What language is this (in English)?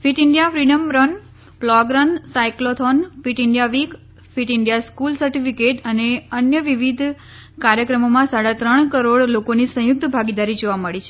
Gujarati